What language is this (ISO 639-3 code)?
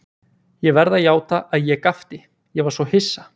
isl